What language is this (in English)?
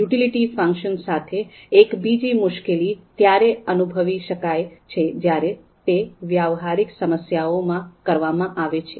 Gujarati